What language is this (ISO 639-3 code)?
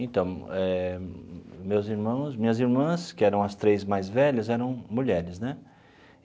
por